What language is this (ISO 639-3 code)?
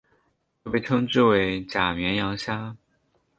zho